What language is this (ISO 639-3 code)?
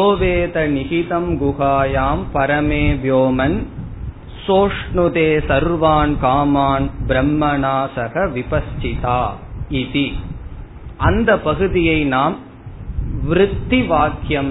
tam